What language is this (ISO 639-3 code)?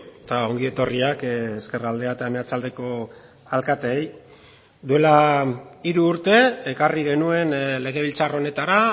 eus